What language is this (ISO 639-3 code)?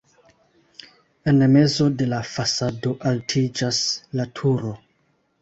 epo